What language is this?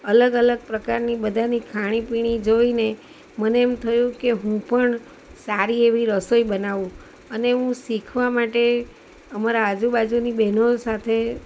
Gujarati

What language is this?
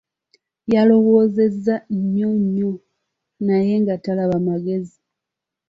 Ganda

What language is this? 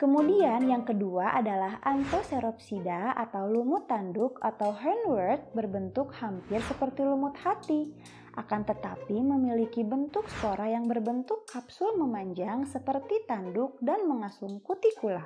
Indonesian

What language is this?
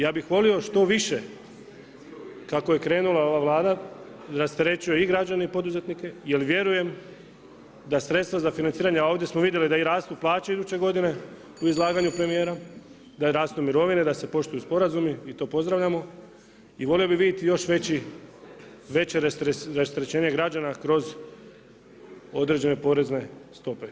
Croatian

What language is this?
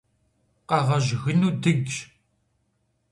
Kabardian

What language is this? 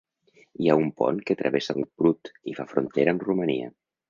Catalan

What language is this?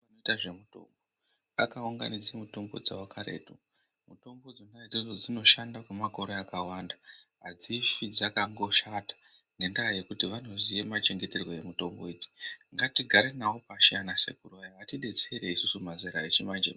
Ndau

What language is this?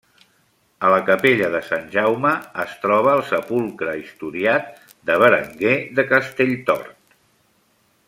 Catalan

